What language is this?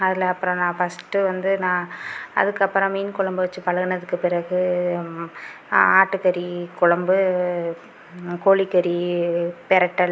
Tamil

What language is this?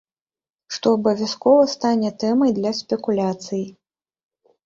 Belarusian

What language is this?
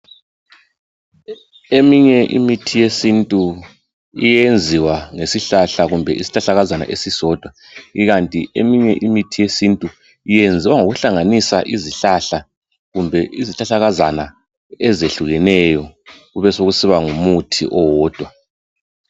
North Ndebele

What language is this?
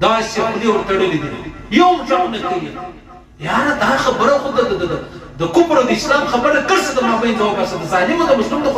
Arabic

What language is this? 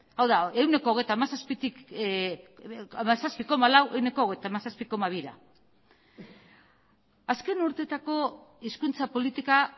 Basque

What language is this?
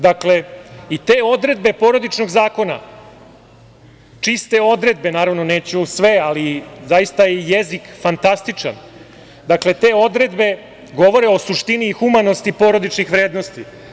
Serbian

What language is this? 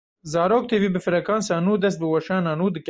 Kurdish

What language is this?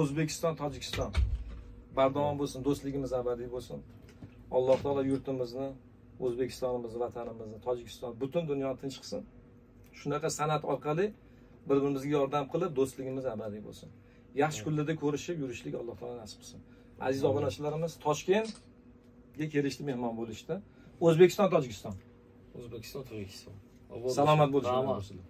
Turkish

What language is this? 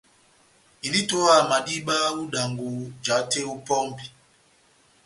Batanga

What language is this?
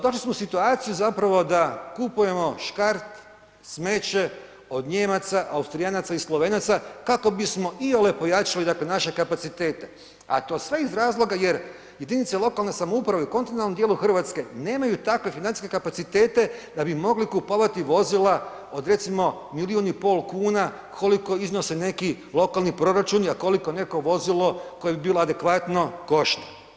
Croatian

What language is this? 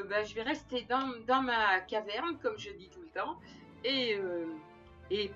French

